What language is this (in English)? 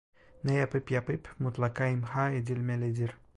Turkish